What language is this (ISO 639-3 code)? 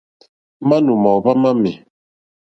bri